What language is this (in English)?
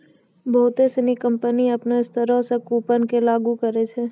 Maithili